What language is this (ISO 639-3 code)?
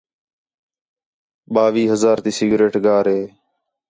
xhe